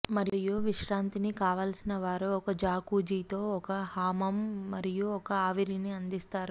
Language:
Telugu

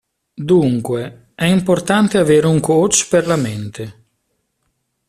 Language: Italian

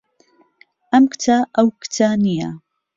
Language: Central Kurdish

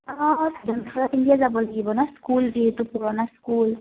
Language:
Assamese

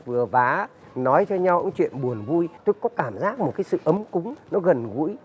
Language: Vietnamese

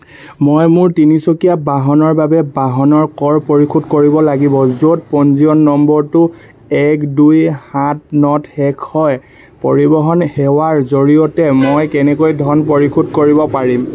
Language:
Assamese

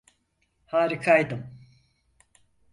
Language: Turkish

